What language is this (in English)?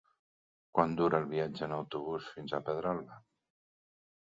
Catalan